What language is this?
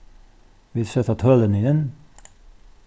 Faroese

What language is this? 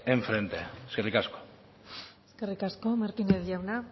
Basque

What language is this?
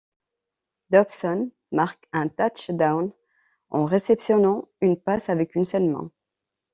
French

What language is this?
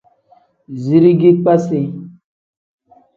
Tem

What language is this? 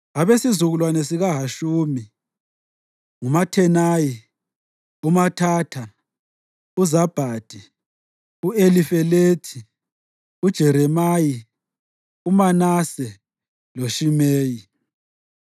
North Ndebele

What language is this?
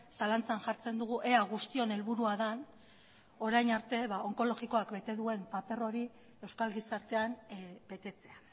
Basque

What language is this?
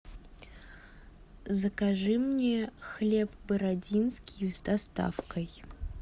Russian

